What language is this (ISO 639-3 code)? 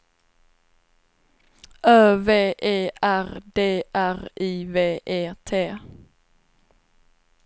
swe